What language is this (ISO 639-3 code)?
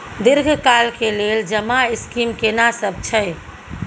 mai